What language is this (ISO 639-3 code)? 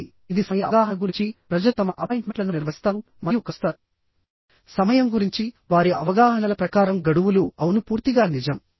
tel